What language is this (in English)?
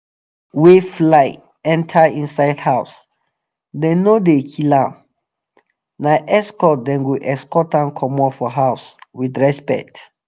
Nigerian Pidgin